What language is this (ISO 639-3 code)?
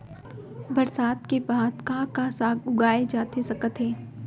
hne